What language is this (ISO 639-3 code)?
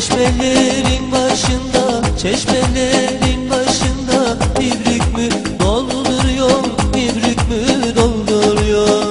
tur